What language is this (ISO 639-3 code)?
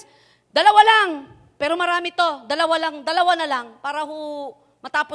fil